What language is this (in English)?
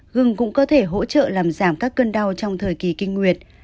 Vietnamese